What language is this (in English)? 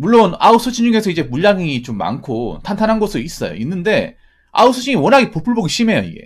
Korean